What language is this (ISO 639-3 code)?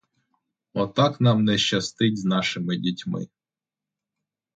ukr